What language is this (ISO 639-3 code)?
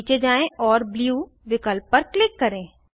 hin